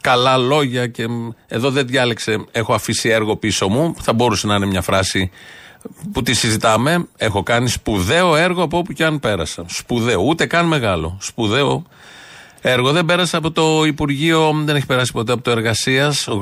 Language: Greek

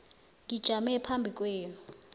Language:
South Ndebele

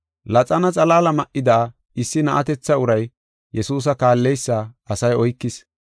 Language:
Gofa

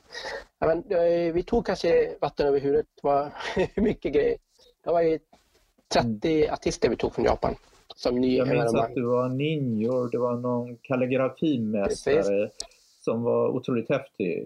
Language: Swedish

